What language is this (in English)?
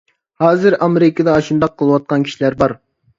Uyghur